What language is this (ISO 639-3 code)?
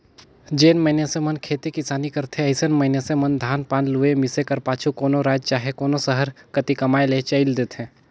hne